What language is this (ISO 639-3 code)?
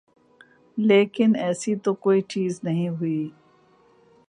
urd